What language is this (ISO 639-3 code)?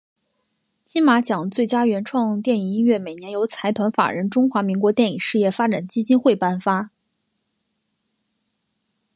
zho